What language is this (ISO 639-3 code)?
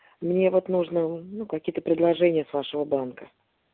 rus